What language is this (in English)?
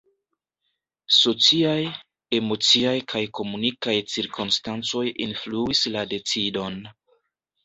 Esperanto